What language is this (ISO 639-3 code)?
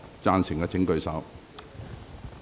yue